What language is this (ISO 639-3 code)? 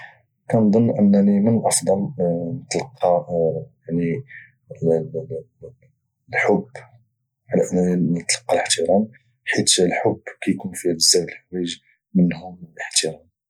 ary